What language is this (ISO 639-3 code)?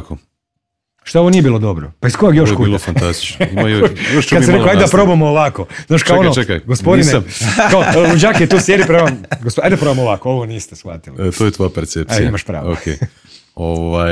hrv